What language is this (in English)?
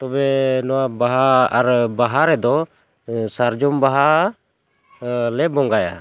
Santali